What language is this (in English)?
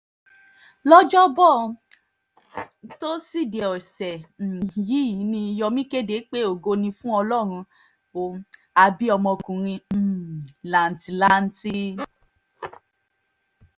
Yoruba